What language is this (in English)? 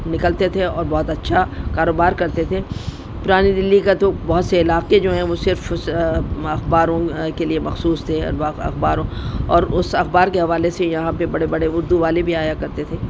Urdu